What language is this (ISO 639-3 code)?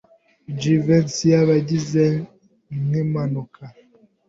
kin